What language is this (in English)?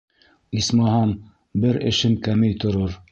Bashkir